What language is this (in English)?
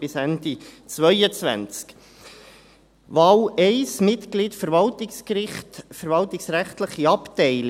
Swiss German